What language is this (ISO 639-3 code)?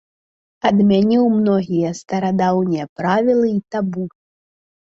bel